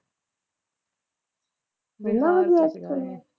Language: Punjabi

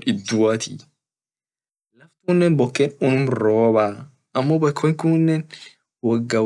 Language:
Orma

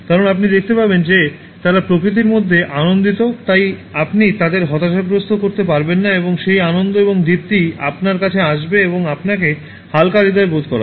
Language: Bangla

